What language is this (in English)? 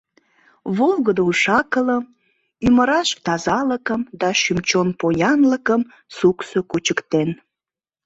Mari